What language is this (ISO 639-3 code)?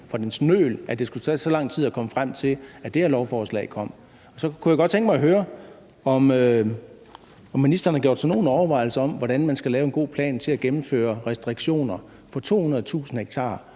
dan